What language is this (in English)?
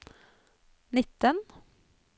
Norwegian